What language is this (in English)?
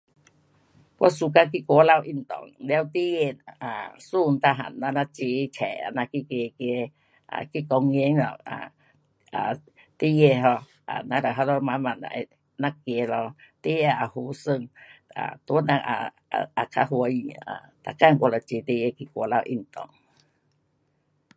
Pu-Xian Chinese